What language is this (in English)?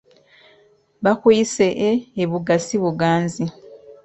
Ganda